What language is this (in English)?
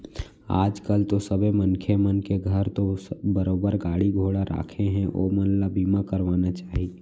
Chhattisgarhi